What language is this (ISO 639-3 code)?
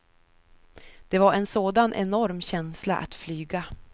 swe